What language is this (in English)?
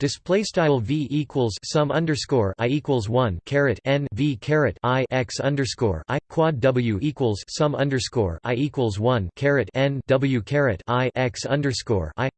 English